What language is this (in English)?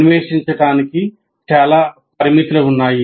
Telugu